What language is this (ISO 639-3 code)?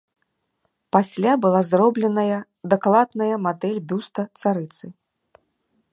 bel